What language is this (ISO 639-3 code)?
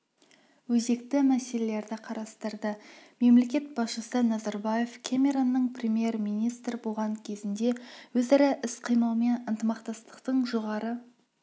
kaz